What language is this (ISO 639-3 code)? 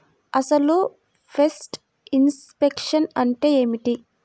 tel